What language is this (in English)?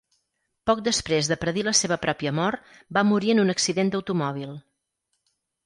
Catalan